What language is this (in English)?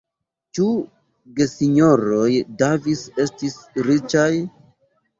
Esperanto